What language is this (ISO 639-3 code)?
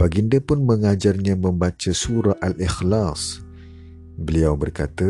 msa